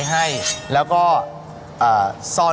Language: Thai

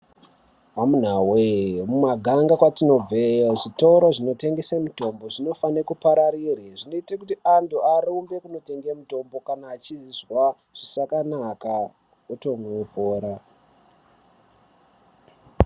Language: Ndau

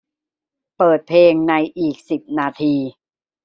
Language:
Thai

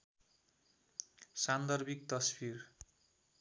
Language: Nepali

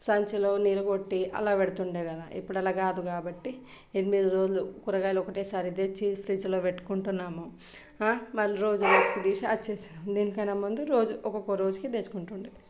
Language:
Telugu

